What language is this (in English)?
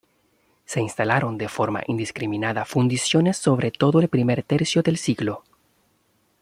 Spanish